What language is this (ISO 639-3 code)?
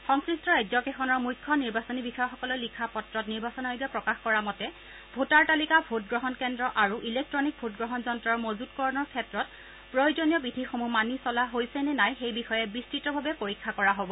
asm